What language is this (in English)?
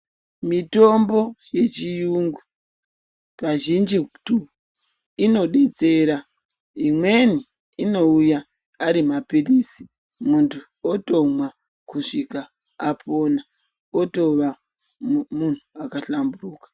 Ndau